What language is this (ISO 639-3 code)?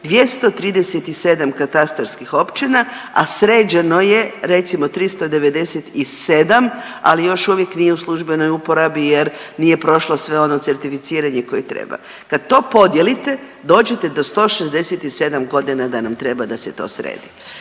hrv